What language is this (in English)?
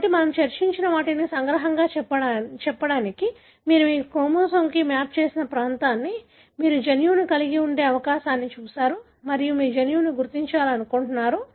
Telugu